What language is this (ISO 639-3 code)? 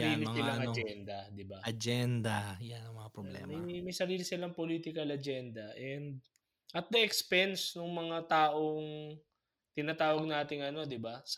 fil